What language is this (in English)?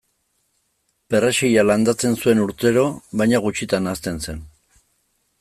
Basque